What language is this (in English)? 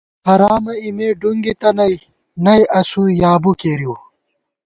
Gawar-Bati